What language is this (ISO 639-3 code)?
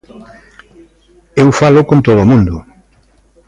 glg